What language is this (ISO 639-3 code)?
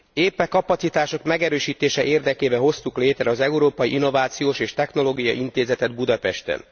hun